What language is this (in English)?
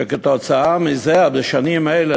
Hebrew